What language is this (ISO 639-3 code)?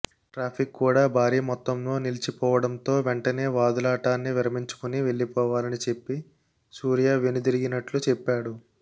tel